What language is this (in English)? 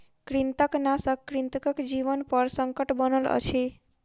Maithili